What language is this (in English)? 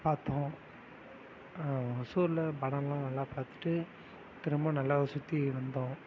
Tamil